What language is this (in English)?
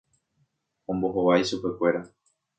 Guarani